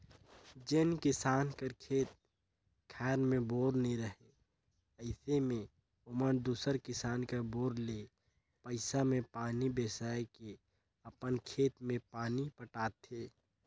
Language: Chhattisgarhi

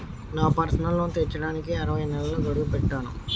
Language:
Telugu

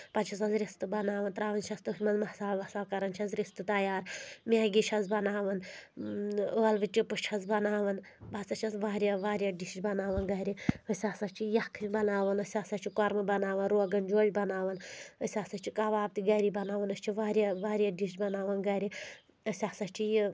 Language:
Kashmiri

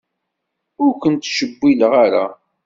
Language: Kabyle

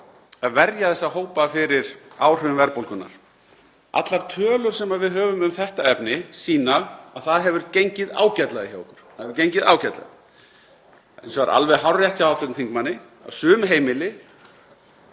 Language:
Icelandic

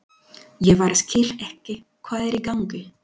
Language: Icelandic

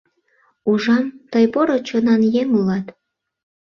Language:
Mari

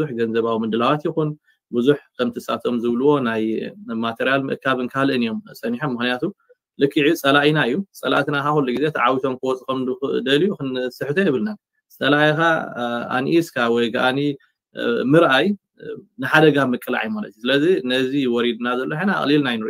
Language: Arabic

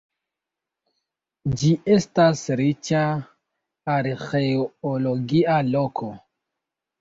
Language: Esperanto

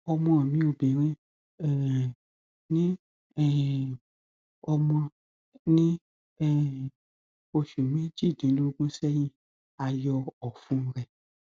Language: Yoruba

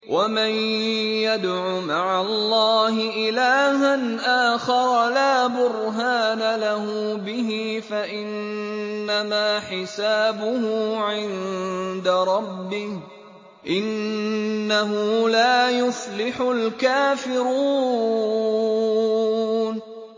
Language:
Arabic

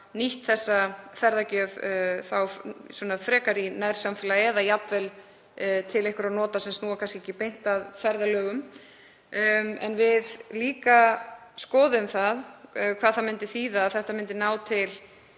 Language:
Icelandic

